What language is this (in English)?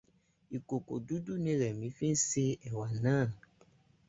Yoruba